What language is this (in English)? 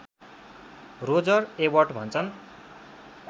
Nepali